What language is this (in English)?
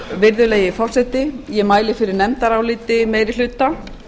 Icelandic